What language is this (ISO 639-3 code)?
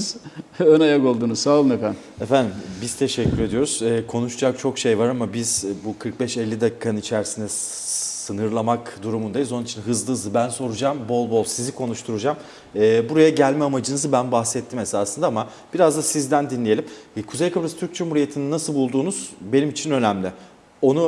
tur